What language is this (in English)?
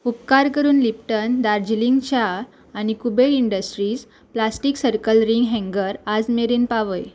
Konkani